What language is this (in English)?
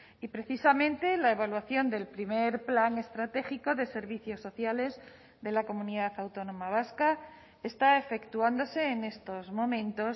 Spanish